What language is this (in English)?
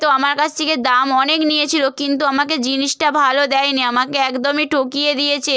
Bangla